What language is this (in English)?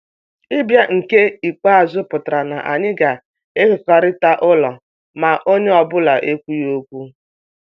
Igbo